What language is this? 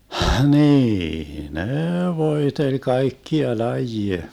Finnish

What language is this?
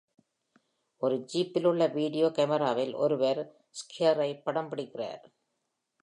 Tamil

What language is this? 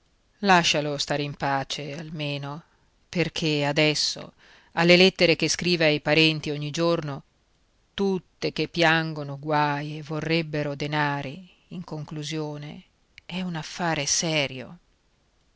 Italian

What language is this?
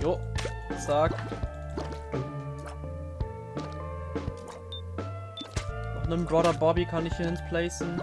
German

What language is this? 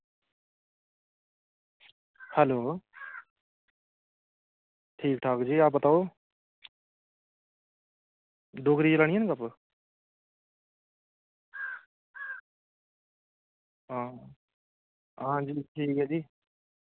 Dogri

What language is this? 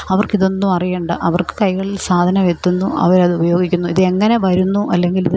Malayalam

